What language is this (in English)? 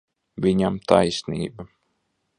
Latvian